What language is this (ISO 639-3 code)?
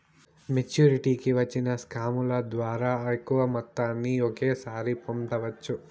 tel